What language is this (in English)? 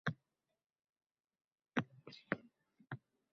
Uzbek